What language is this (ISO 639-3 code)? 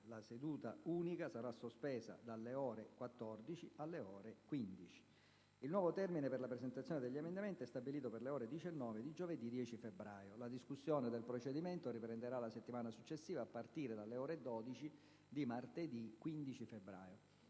ita